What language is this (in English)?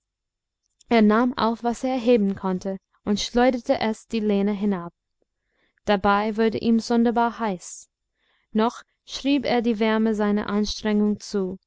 German